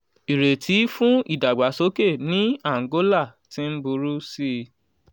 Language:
Yoruba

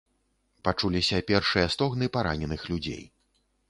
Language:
Belarusian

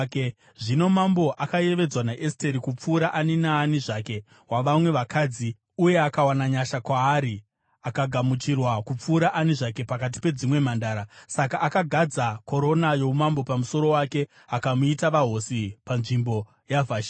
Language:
Shona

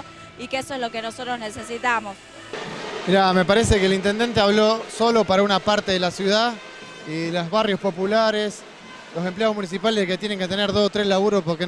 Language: Spanish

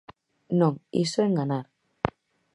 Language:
Galician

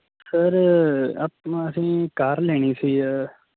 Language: Punjabi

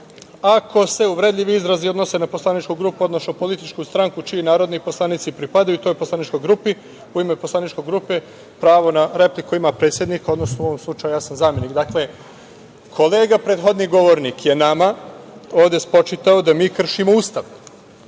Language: Serbian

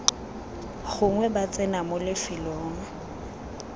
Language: Tswana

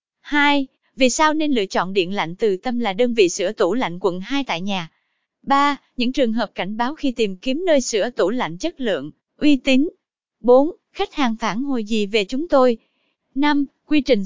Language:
Vietnamese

